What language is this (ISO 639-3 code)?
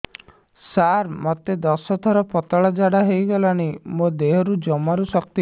ori